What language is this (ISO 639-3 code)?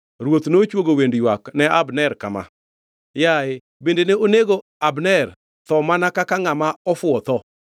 luo